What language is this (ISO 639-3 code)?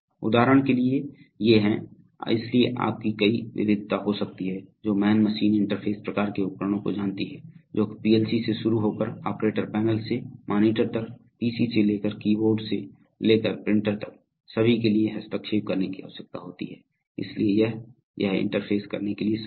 hin